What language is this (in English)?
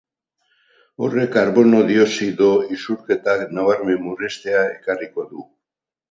Basque